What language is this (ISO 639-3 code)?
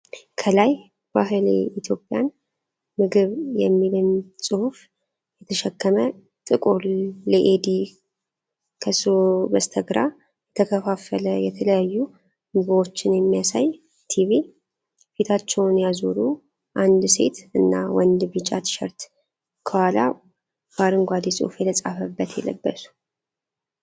amh